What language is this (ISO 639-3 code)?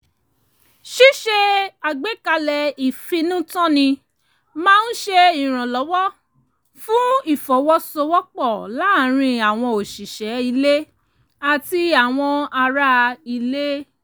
yor